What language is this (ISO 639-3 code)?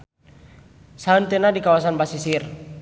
sun